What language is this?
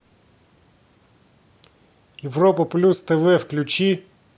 Russian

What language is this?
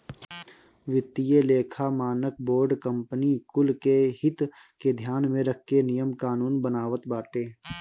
Bhojpuri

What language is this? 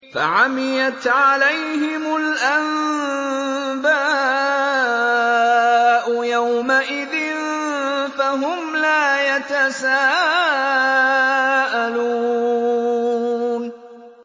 Arabic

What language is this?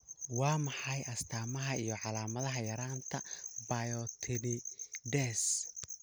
Somali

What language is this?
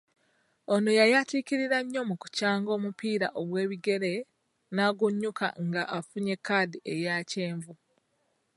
Ganda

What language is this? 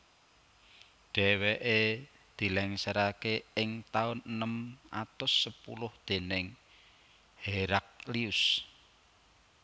Javanese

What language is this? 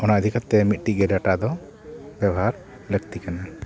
Santali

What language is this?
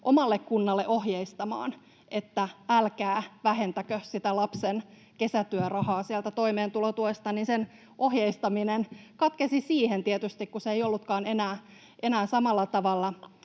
Finnish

